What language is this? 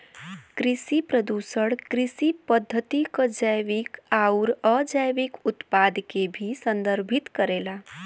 Bhojpuri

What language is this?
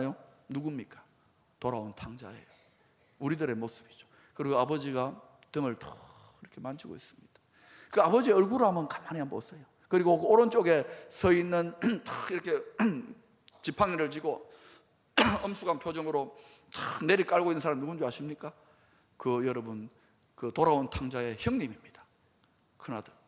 Korean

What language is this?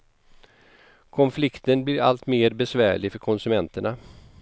Swedish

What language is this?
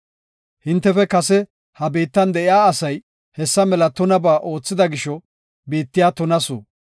Gofa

